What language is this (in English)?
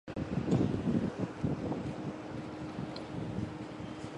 Chinese